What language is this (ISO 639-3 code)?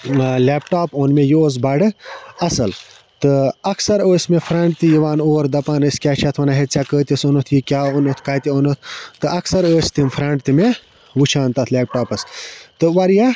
kas